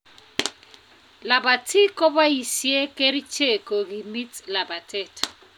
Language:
Kalenjin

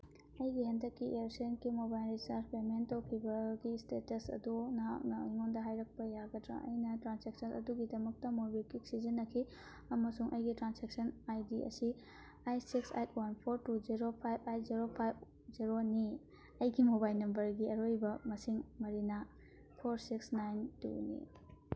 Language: Manipuri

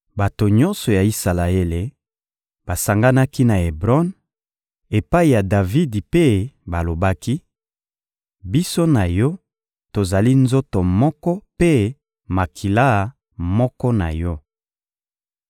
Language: Lingala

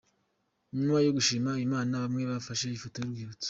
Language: Kinyarwanda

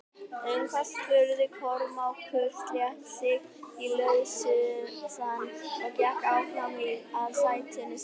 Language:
Icelandic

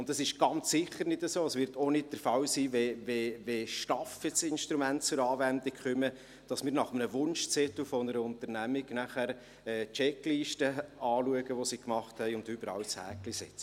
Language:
Swiss German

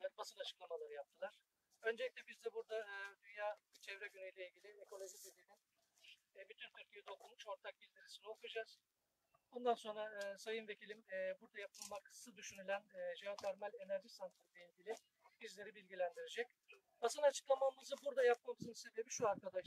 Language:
Turkish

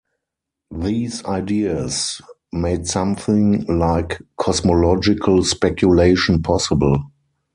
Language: English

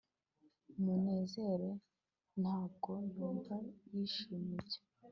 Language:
Kinyarwanda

